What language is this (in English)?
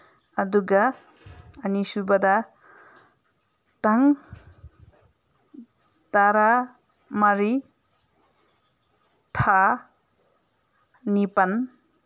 Manipuri